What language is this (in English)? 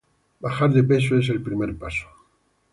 Spanish